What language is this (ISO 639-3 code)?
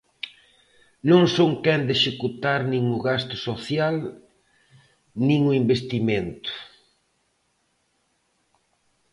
glg